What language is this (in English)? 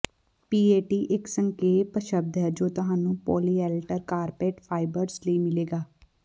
Punjabi